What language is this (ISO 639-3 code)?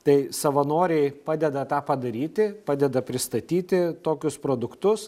lit